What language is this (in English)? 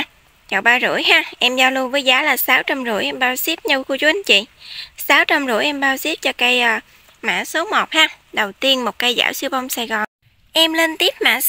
Vietnamese